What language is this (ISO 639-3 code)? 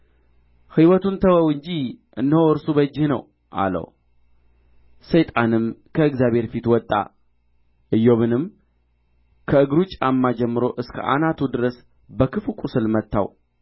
amh